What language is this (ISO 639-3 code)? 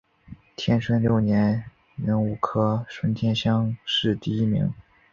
zho